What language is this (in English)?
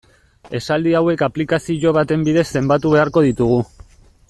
Basque